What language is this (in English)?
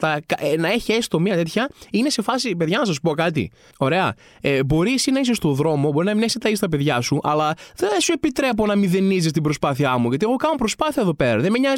Greek